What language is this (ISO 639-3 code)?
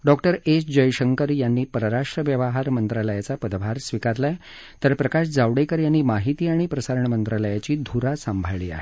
mar